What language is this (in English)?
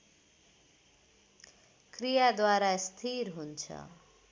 Nepali